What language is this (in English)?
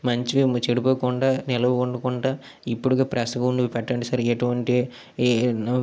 Telugu